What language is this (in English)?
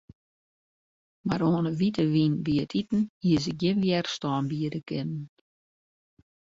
Western Frisian